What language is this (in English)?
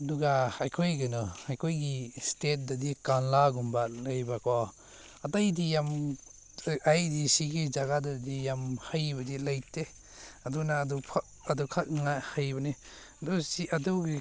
Manipuri